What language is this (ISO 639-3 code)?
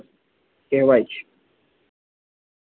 guj